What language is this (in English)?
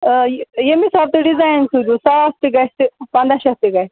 Kashmiri